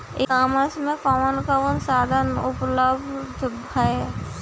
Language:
Bhojpuri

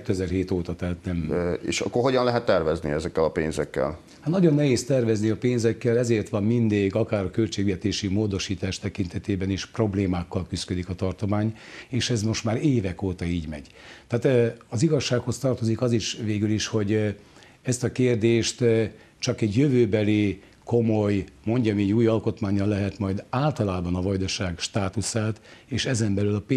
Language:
Hungarian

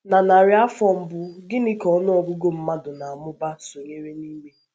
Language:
Igbo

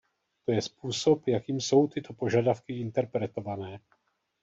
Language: Czech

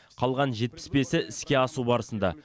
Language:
Kazakh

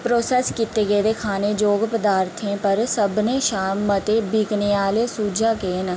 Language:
Dogri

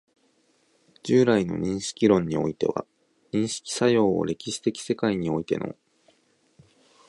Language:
Japanese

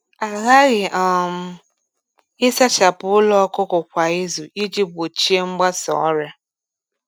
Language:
Igbo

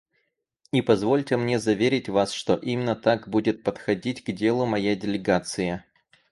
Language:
Russian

